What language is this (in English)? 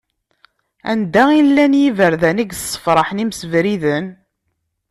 Kabyle